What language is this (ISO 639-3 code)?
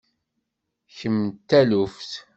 kab